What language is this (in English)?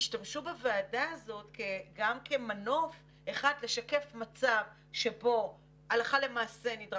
Hebrew